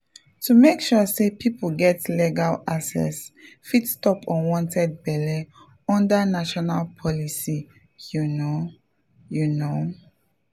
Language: Nigerian Pidgin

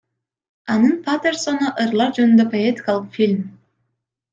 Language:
Kyrgyz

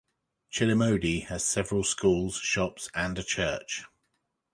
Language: English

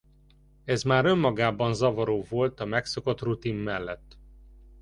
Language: Hungarian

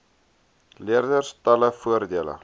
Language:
Afrikaans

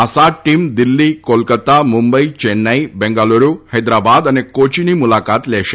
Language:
Gujarati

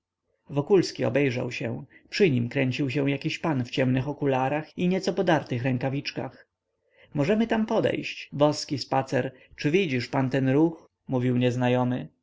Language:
Polish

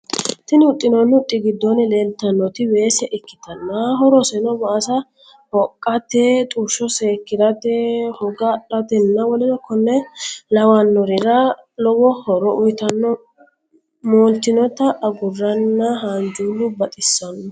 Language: Sidamo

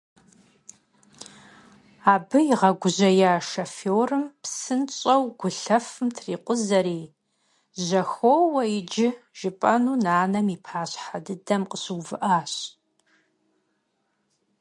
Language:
Kabardian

